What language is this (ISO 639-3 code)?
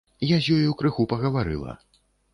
bel